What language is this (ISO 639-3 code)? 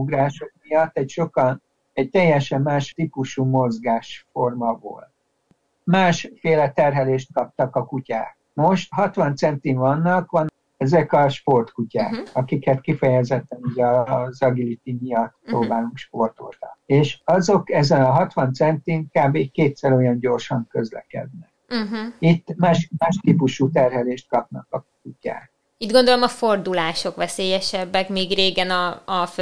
hun